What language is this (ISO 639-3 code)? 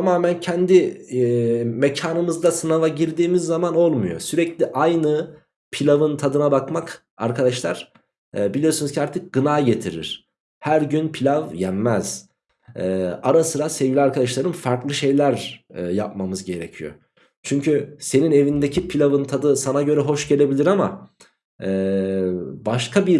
tur